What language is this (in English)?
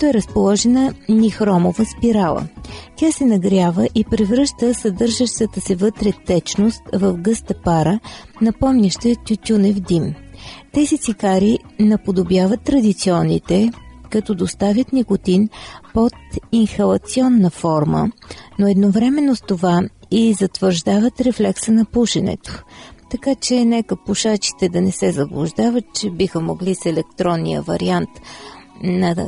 Bulgarian